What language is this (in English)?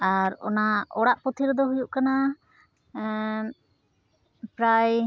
Santali